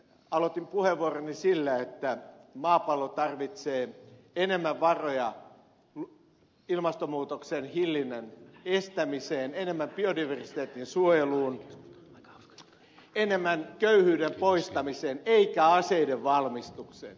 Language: Finnish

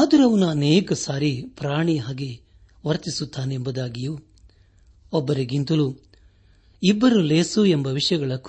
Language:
Kannada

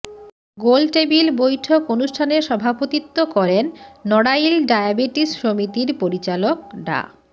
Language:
Bangla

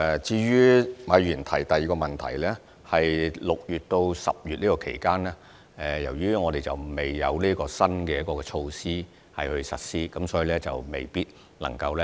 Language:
Cantonese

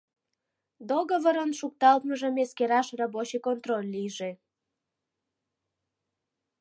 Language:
Mari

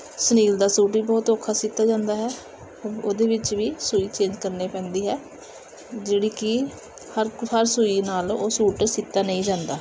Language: Punjabi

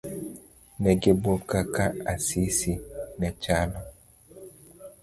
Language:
Luo (Kenya and Tanzania)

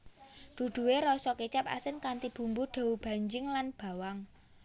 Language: Javanese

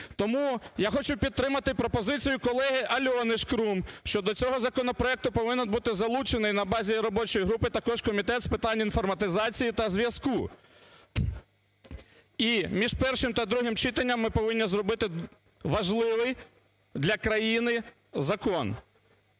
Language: Ukrainian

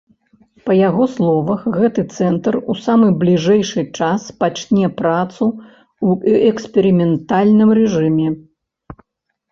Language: Belarusian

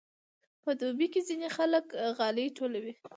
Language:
Pashto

